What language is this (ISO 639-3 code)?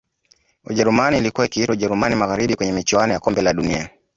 swa